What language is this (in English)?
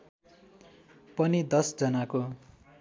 Nepali